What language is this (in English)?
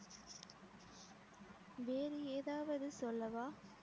Tamil